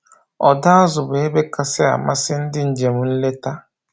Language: Igbo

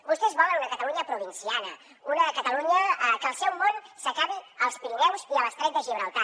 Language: Catalan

